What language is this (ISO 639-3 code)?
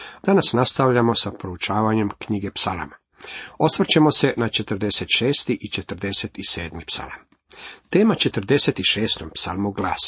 hrv